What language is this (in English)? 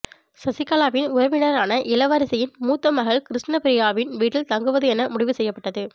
Tamil